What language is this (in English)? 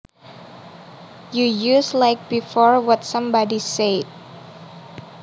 Javanese